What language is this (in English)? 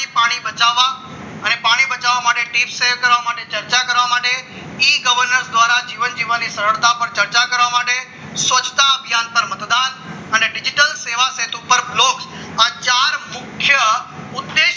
Gujarati